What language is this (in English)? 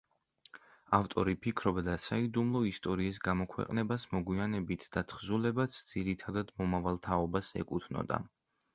Georgian